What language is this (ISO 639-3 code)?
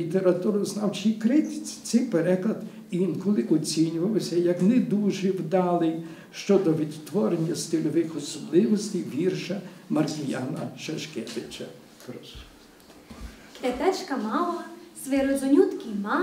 ukr